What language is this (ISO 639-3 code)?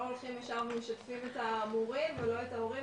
heb